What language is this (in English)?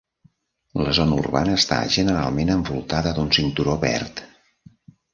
Catalan